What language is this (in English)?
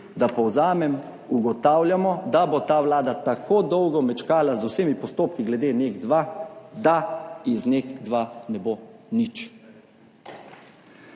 Slovenian